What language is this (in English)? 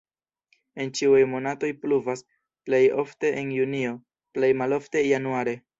Esperanto